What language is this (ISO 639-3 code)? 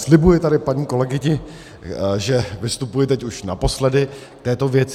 ces